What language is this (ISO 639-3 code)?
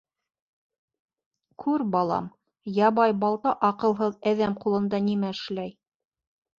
bak